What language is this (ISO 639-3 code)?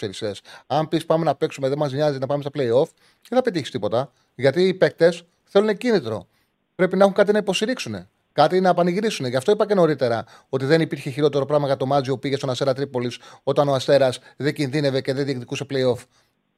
ell